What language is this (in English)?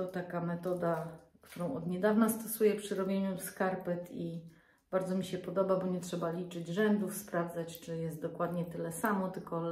Polish